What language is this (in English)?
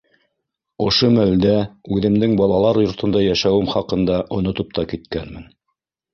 Bashkir